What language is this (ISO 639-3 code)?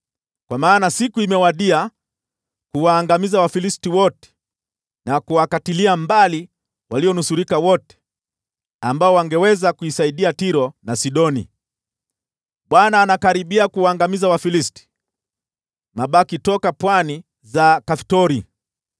swa